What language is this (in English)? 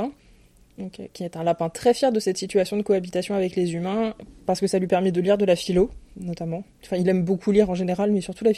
French